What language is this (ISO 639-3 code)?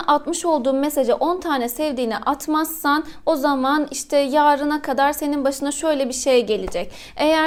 tur